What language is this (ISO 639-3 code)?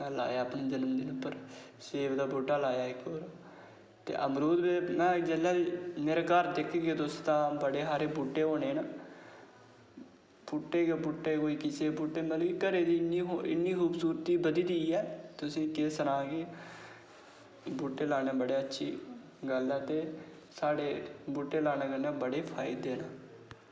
doi